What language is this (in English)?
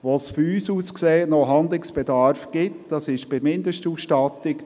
Swiss German